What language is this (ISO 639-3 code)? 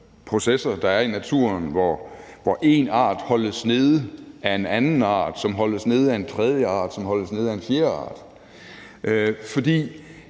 dan